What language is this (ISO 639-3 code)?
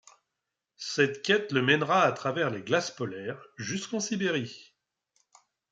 fra